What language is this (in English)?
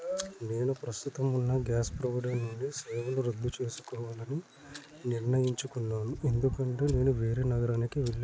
Telugu